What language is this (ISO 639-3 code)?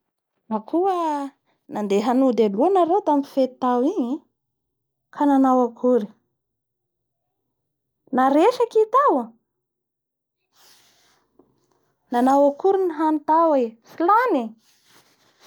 bhr